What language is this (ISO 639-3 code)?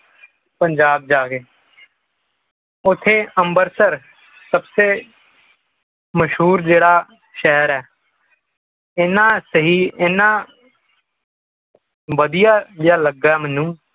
pan